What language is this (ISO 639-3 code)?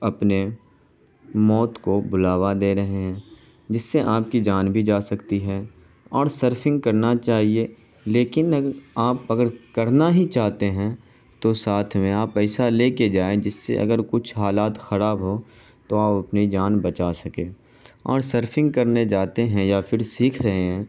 urd